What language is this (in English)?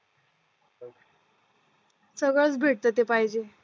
Marathi